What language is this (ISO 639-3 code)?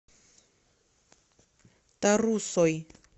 rus